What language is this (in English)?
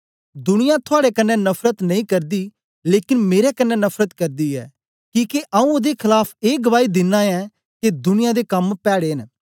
Dogri